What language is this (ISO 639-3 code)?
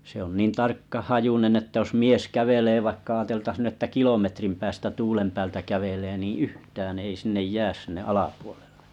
fin